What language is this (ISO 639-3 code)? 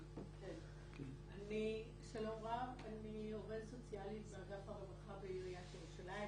heb